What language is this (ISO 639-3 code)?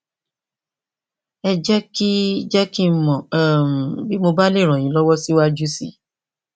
yor